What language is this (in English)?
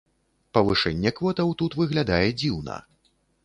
Belarusian